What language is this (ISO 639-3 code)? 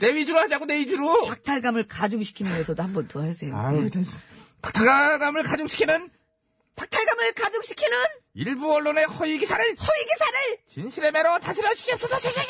kor